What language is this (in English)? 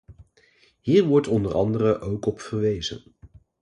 Dutch